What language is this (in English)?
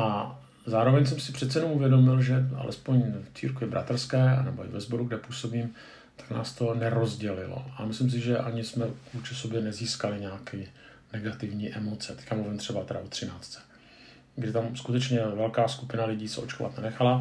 Czech